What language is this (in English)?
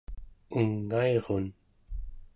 Central Yupik